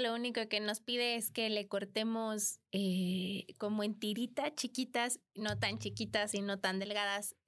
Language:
Spanish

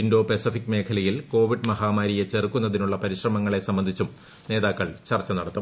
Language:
Malayalam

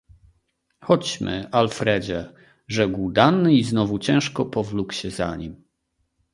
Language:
Polish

